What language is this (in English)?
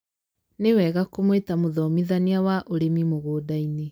Kikuyu